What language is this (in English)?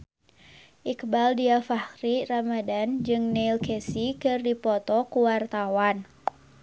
Sundanese